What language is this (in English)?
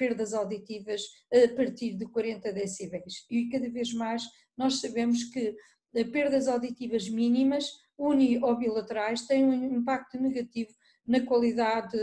Portuguese